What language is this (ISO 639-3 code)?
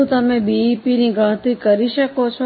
guj